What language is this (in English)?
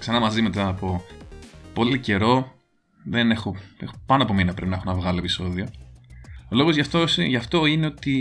Greek